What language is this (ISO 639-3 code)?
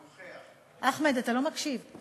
heb